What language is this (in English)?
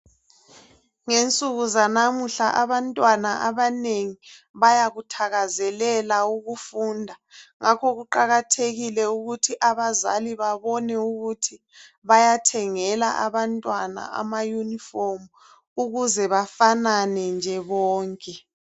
North Ndebele